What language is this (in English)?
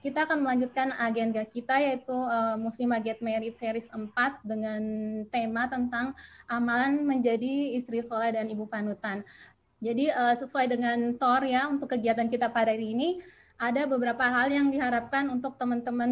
Indonesian